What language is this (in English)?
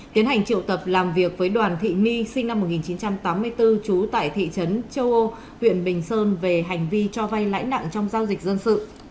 Vietnamese